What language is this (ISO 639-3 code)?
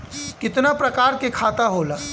bho